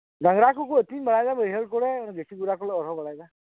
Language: Santali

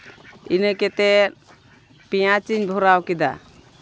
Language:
Santali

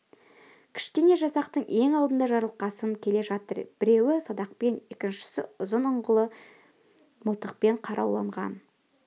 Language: Kazakh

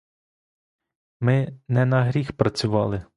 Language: Ukrainian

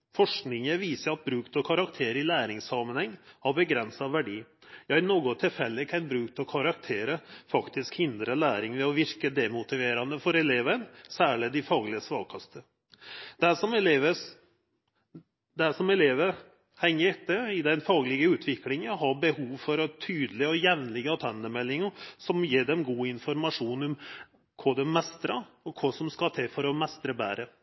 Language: Norwegian Nynorsk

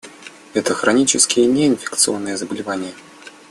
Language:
Russian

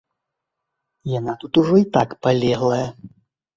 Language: Belarusian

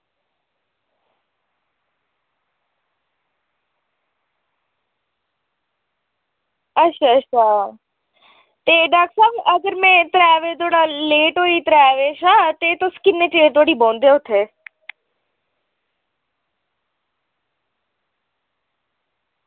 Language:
Dogri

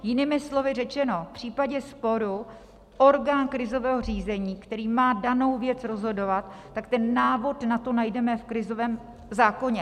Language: Czech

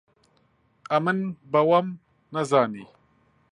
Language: Central Kurdish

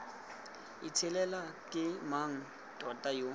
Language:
Tswana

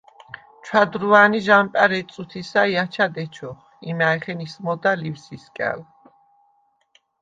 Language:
Svan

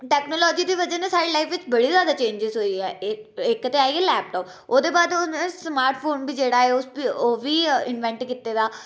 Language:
Dogri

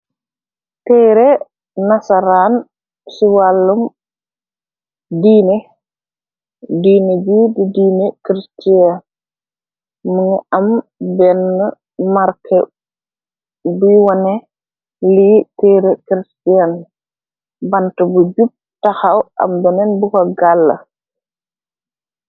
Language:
Wolof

